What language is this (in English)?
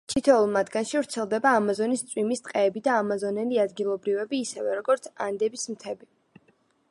Georgian